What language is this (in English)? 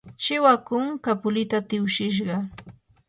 Yanahuanca Pasco Quechua